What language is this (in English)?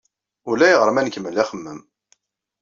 Kabyle